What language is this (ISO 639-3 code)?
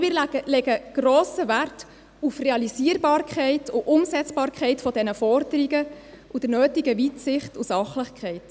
gsw